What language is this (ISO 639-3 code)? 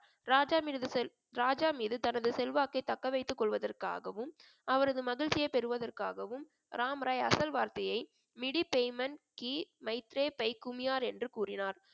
tam